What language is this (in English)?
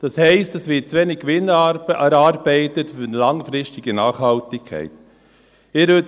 Swiss German